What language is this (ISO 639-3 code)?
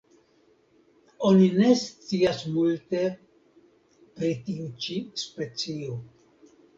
epo